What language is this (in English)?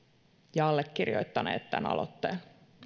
Finnish